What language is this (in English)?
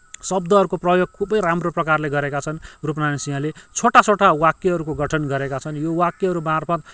Nepali